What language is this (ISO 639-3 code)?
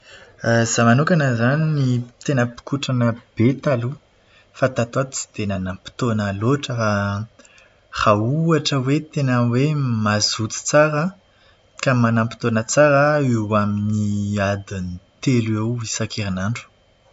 mlg